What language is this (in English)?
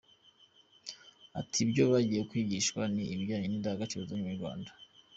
Kinyarwanda